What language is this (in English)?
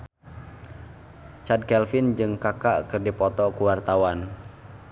Sundanese